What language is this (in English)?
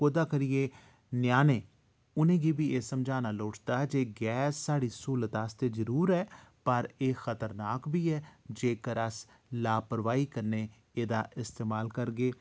Dogri